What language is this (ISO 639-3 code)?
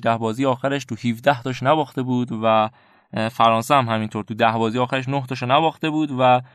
fas